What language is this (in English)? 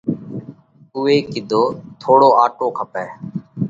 Parkari Koli